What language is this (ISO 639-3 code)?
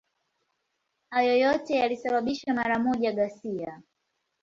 swa